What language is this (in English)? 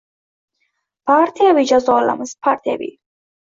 Uzbek